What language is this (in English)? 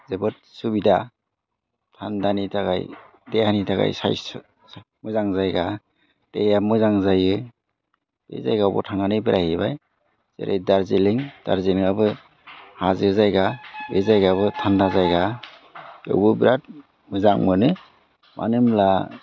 Bodo